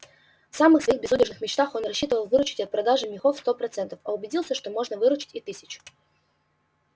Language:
Russian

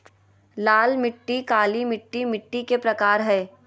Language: Magahi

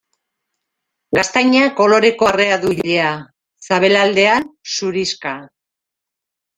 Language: Basque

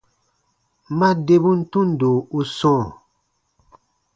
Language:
Baatonum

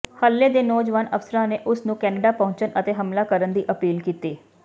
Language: Punjabi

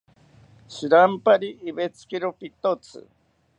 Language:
South Ucayali Ashéninka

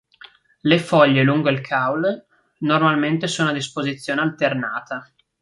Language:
Italian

